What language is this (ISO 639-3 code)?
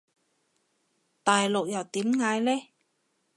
yue